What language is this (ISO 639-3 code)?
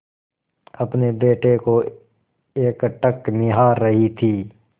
hin